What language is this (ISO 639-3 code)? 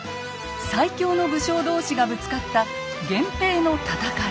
jpn